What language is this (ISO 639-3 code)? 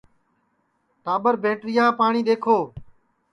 ssi